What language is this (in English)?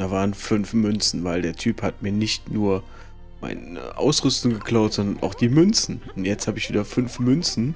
German